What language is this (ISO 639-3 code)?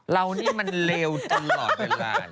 tha